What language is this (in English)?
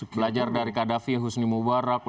Indonesian